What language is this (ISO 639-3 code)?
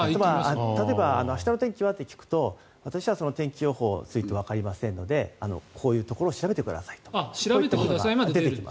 jpn